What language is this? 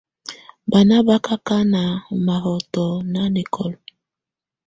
Tunen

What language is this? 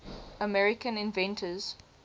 English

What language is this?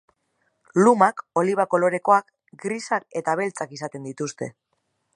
Basque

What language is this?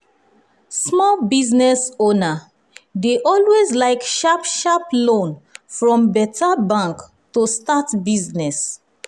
Nigerian Pidgin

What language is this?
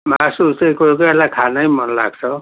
Nepali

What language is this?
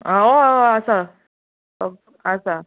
Konkani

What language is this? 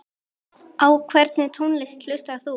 Icelandic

